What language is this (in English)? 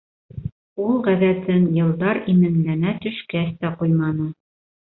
Bashkir